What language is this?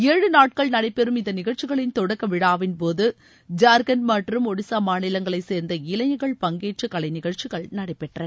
Tamil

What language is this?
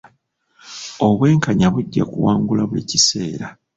Ganda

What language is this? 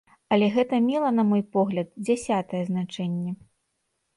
Belarusian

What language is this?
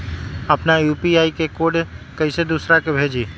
Magahi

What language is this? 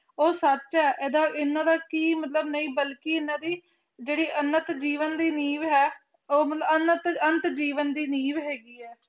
Punjabi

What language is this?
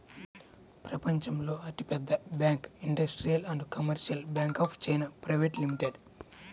Telugu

